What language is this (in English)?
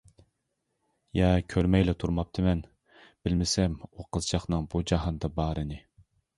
Uyghur